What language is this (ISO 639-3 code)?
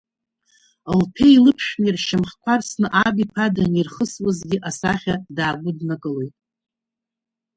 abk